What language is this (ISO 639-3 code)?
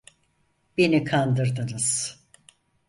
tur